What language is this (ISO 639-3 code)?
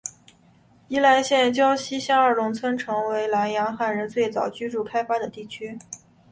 zho